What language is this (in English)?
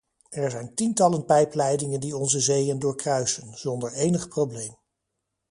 Dutch